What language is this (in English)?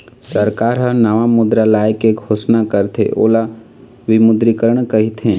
Chhattisgarhi